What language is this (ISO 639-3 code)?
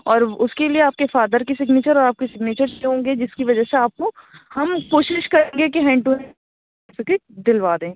urd